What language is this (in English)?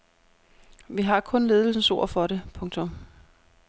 Danish